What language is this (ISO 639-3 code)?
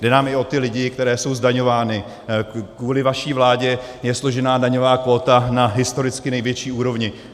ces